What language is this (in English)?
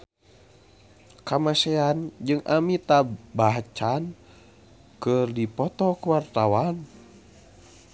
Sundanese